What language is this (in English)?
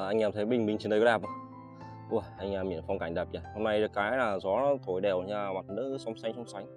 Vietnamese